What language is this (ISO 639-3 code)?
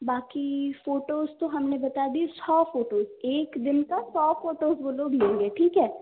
hin